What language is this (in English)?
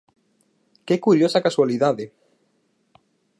Galician